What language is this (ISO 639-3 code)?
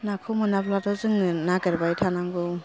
brx